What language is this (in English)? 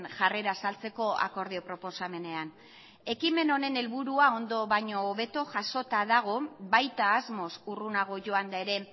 Basque